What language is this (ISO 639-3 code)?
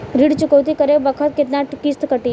bho